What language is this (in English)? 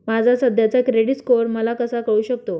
Marathi